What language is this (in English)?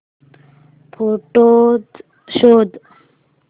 Marathi